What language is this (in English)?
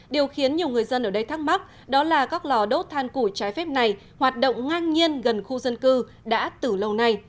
Vietnamese